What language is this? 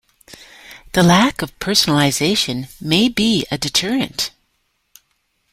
English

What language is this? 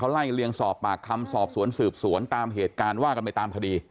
Thai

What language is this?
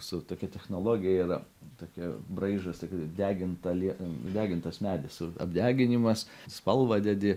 Lithuanian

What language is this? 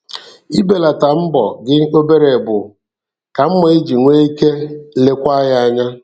Igbo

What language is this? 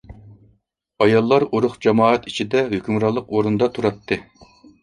Uyghur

